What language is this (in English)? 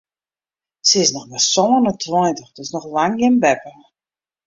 Western Frisian